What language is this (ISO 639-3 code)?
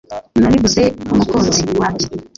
kin